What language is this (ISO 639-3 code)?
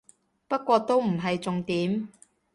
yue